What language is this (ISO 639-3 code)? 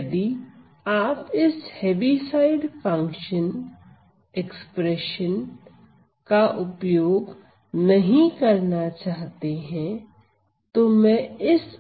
hin